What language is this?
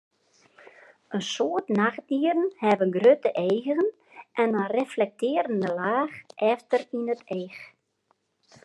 Western Frisian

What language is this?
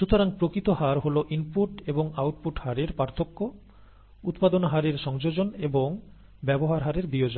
Bangla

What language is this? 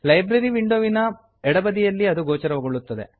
Kannada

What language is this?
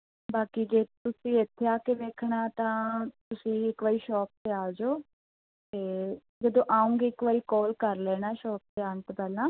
Punjabi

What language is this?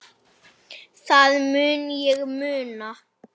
Icelandic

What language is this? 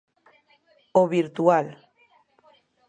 Galician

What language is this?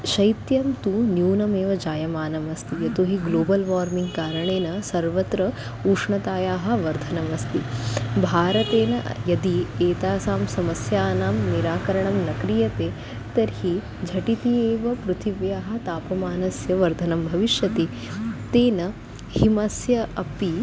Sanskrit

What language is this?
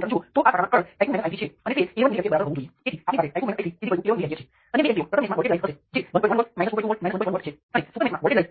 Gujarati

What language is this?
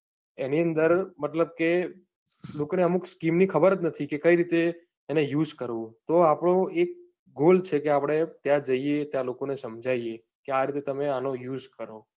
Gujarati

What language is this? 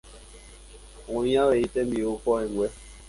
Guarani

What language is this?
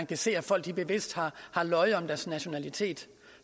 Danish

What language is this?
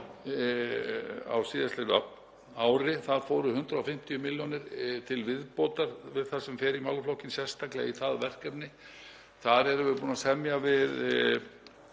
Icelandic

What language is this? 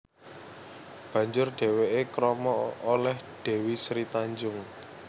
Javanese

